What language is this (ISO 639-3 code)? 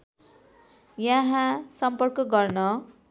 nep